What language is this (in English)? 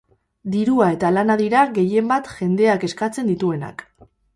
Basque